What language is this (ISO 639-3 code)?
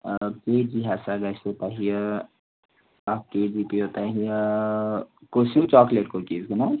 kas